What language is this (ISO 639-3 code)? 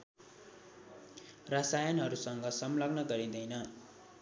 nep